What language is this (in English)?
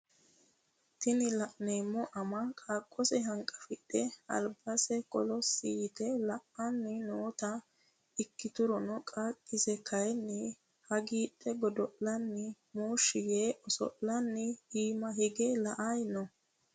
Sidamo